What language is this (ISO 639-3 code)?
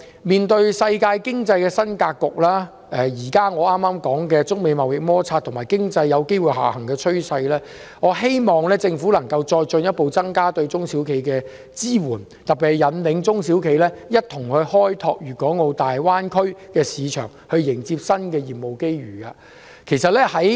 yue